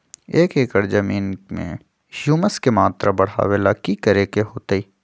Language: Magahi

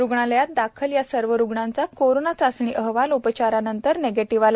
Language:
Marathi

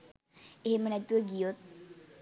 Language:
Sinhala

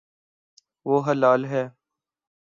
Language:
Urdu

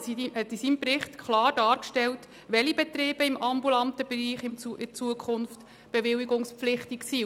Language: Swiss German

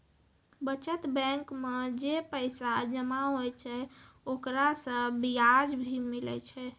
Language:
Maithili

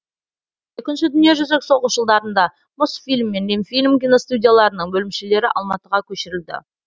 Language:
Kazakh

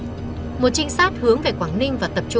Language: Vietnamese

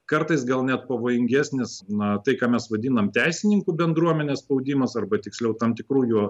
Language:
Lithuanian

